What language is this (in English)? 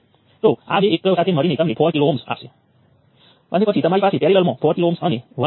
Gujarati